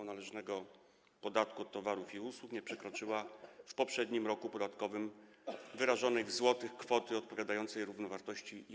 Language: Polish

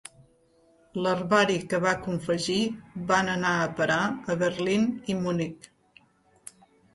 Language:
Catalan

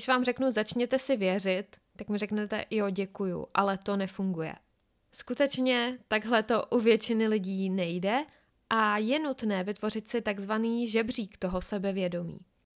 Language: Czech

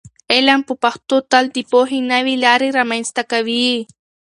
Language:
Pashto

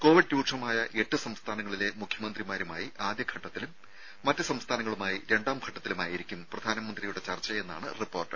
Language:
Malayalam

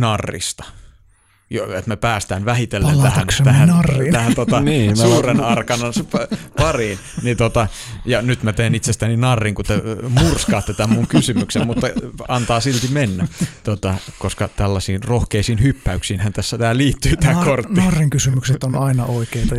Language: Finnish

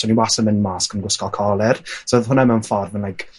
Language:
Welsh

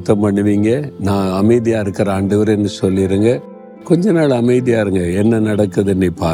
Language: Tamil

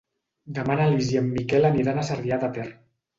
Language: Catalan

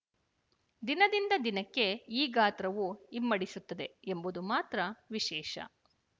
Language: Kannada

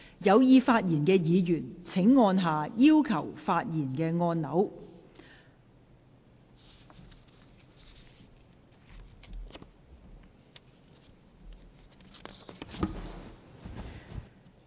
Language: Cantonese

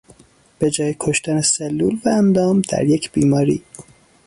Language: Persian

